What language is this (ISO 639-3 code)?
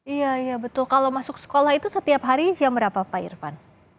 ind